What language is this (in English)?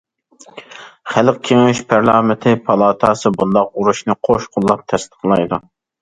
Uyghur